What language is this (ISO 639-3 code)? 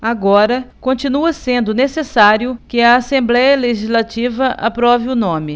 por